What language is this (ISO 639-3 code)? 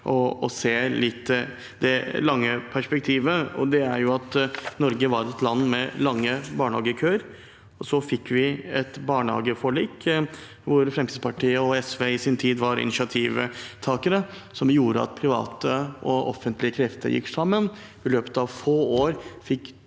nor